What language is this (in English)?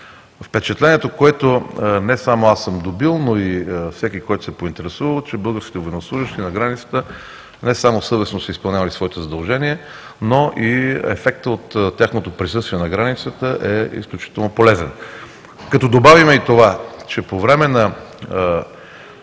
Bulgarian